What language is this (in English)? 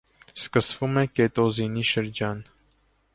Armenian